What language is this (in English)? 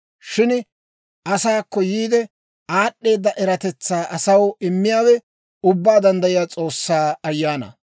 Dawro